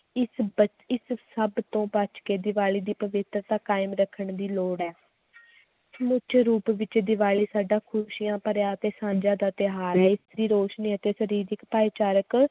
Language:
Punjabi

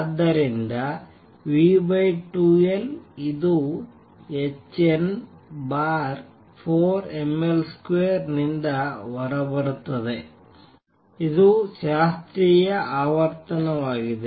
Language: Kannada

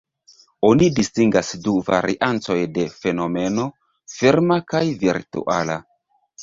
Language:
Esperanto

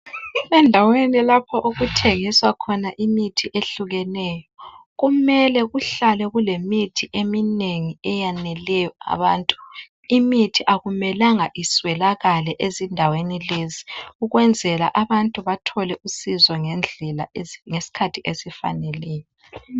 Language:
North Ndebele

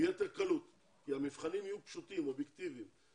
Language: Hebrew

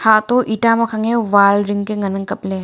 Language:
Wancho Naga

